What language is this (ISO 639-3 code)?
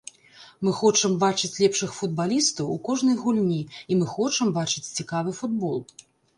bel